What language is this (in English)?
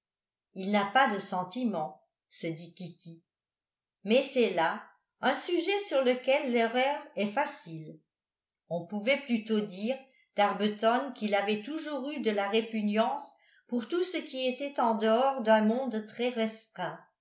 French